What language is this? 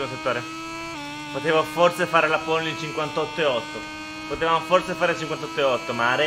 Italian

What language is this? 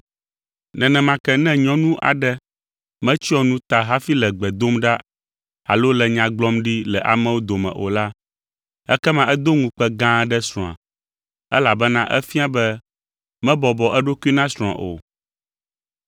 Ewe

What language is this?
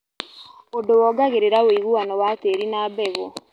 Kikuyu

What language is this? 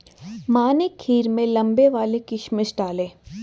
Hindi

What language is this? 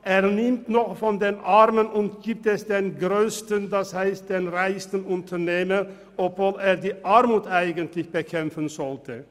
Swiss German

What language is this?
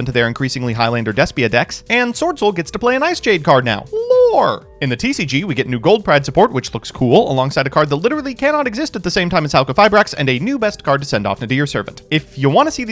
English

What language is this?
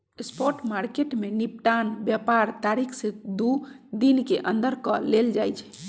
Magahi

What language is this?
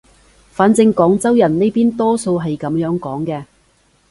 Cantonese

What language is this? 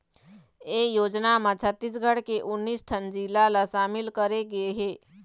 Chhattisgarhi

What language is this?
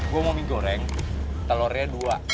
Indonesian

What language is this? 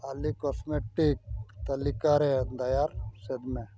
Santali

